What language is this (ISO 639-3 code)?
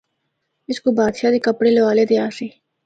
hno